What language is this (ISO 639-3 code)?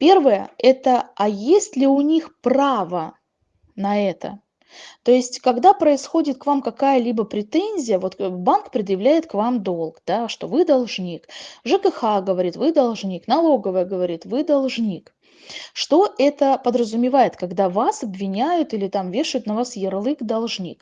rus